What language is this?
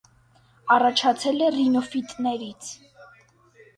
Armenian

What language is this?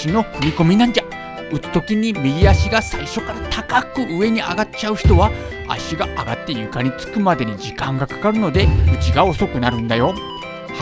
Japanese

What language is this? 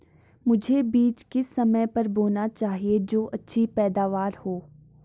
Hindi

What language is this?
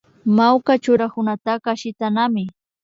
Imbabura Highland Quichua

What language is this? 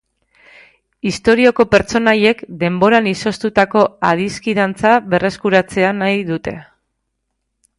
Basque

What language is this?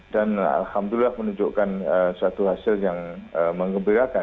Indonesian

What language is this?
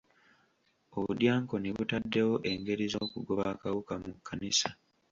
Ganda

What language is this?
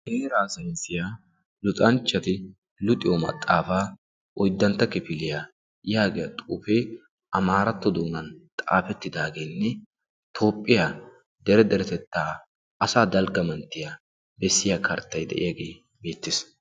Wolaytta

